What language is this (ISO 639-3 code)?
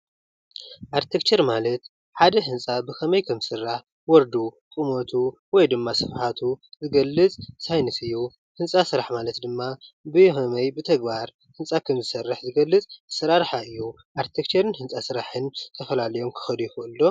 tir